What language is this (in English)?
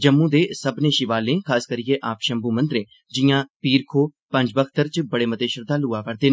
Dogri